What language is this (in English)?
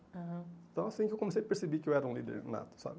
Portuguese